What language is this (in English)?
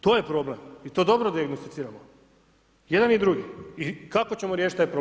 Croatian